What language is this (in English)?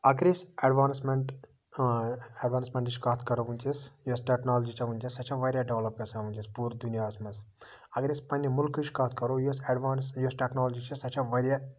Kashmiri